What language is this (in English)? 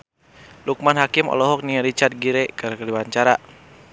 Sundanese